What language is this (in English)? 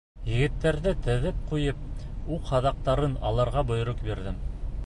Bashkir